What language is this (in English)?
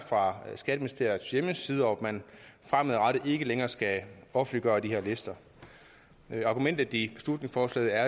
Danish